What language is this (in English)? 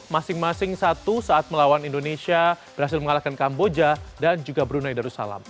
Indonesian